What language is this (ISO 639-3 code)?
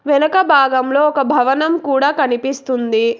tel